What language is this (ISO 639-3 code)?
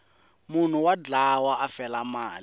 tso